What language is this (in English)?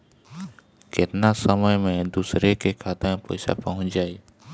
Bhojpuri